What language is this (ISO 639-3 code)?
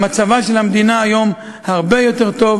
heb